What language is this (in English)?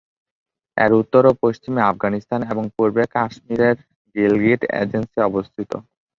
Bangla